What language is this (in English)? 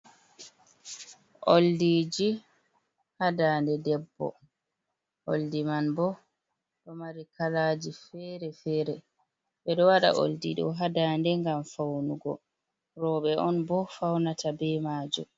Fula